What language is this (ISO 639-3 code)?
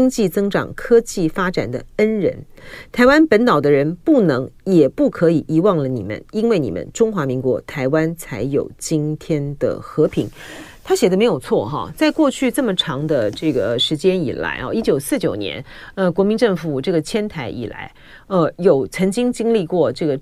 zho